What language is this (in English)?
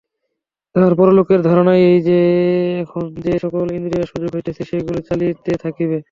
Bangla